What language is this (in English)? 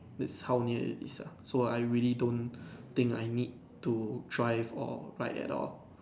English